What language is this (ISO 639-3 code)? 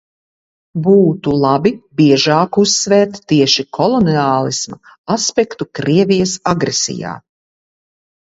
lav